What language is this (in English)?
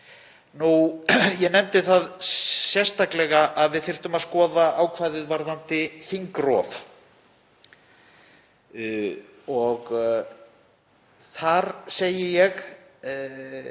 Icelandic